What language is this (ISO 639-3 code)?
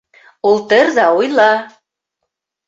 bak